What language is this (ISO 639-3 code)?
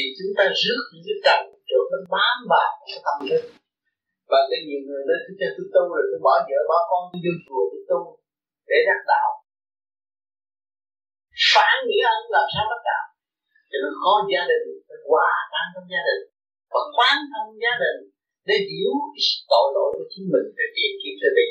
vie